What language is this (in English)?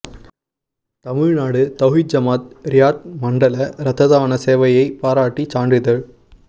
Tamil